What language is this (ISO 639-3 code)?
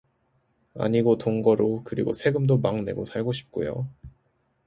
kor